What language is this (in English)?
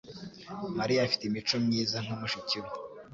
Kinyarwanda